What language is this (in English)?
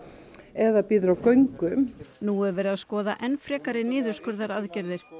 Icelandic